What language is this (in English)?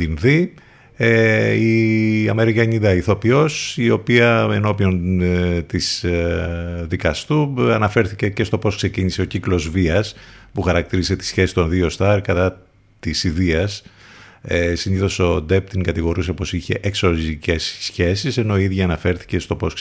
Greek